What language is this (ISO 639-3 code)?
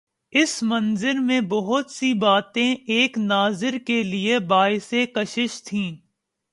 urd